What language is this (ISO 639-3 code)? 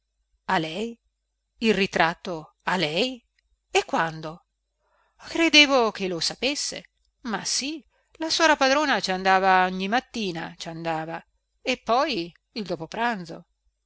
ita